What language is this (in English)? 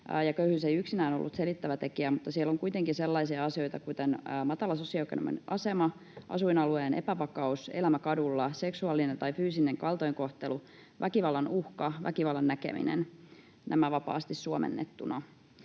Finnish